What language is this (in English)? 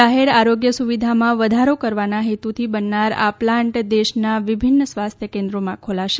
Gujarati